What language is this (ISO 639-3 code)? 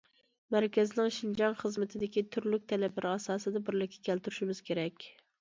uig